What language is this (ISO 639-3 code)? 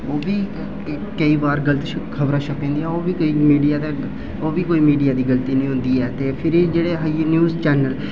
doi